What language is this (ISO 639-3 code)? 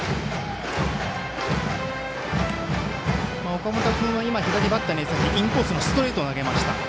jpn